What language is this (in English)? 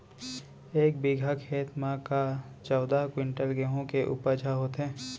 Chhattisgarhi